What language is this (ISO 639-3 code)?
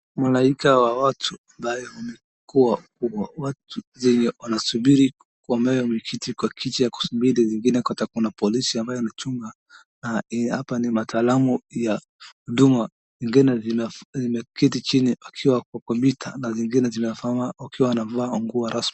swa